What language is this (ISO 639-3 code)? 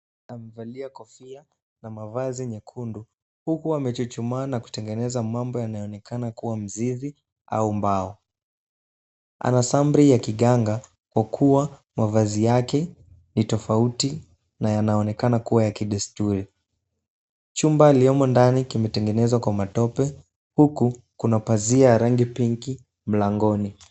swa